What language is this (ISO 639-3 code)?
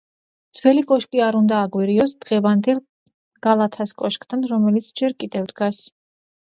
kat